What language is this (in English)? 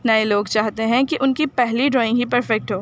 Urdu